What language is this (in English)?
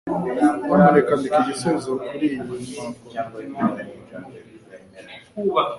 Kinyarwanda